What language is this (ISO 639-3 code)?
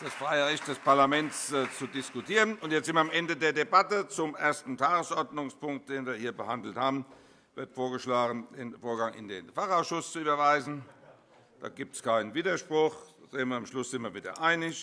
deu